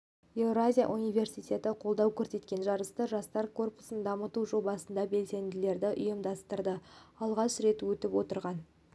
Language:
Kazakh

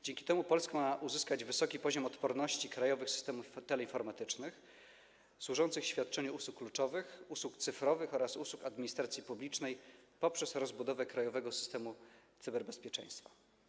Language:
Polish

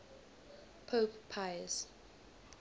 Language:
English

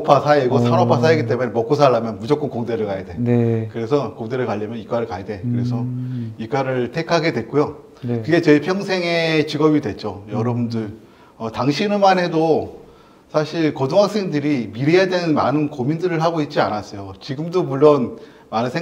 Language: Korean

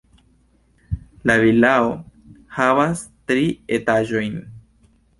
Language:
Esperanto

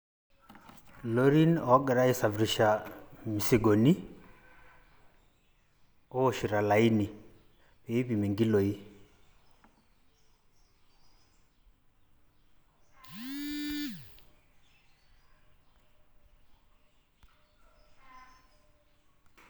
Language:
Masai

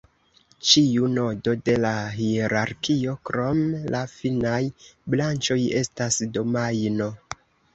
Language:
Esperanto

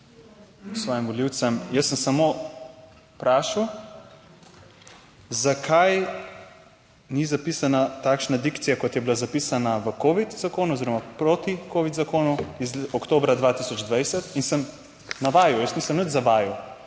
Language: Slovenian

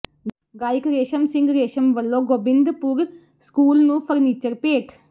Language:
Punjabi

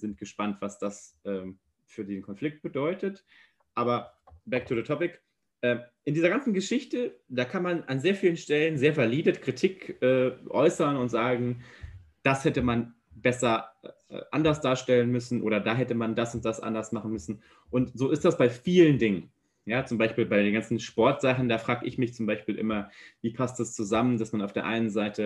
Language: German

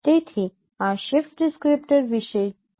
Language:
Gujarati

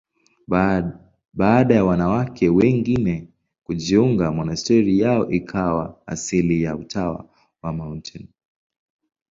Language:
Swahili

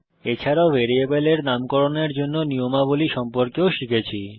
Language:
Bangla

